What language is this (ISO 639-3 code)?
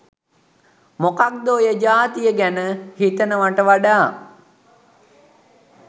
sin